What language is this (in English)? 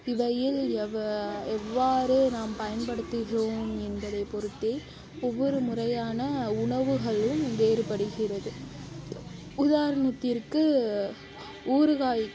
Tamil